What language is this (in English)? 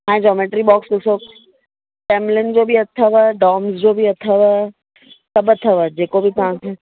Sindhi